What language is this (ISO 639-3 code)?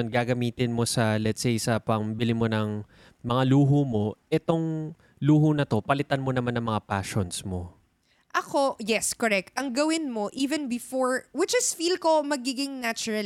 fil